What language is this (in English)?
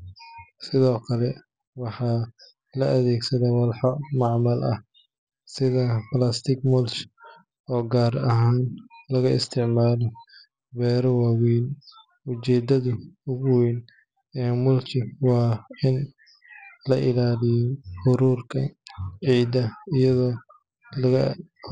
Somali